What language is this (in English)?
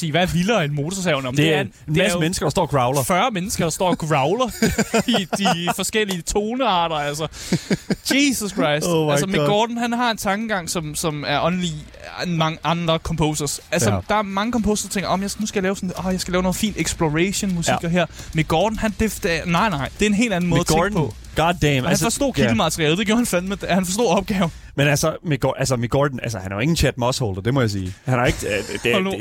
Danish